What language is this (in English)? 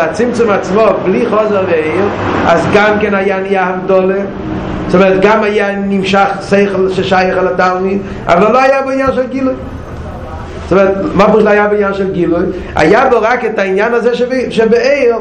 Hebrew